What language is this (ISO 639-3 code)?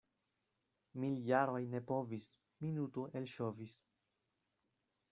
epo